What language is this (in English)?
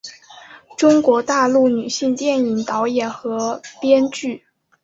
Chinese